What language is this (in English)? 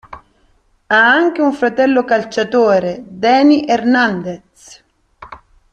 Italian